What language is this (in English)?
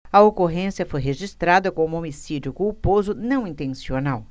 Portuguese